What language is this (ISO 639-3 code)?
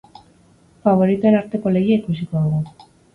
eus